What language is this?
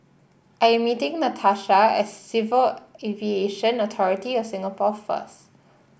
English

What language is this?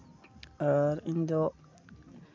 Santali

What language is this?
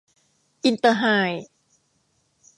Thai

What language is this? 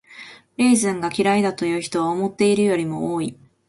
Japanese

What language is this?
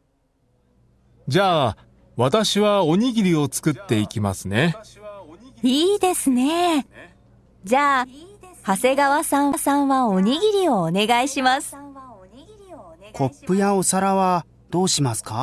Japanese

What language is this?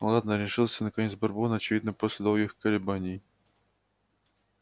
Russian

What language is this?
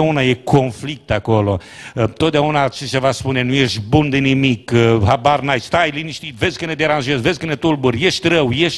Romanian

